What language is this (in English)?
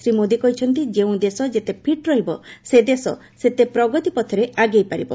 Odia